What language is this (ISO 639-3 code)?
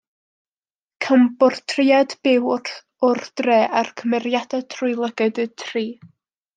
cym